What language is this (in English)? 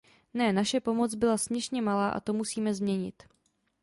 Czech